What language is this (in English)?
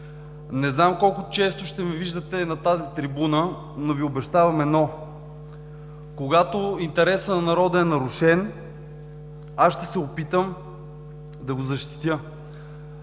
Bulgarian